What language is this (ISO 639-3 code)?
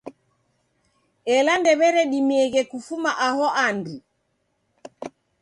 dav